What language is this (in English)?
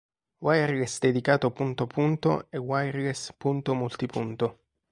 Italian